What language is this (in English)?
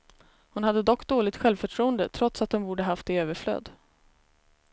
Swedish